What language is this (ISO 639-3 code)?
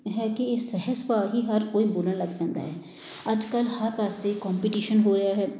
pan